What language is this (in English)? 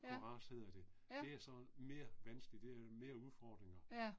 Danish